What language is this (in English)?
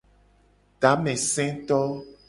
Gen